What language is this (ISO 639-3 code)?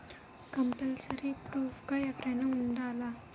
tel